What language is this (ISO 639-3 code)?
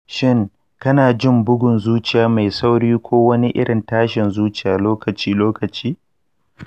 hau